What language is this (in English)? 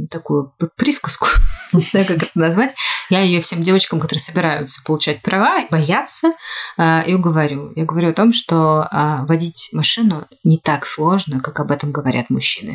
Russian